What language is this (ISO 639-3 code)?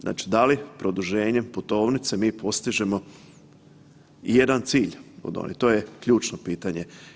hrv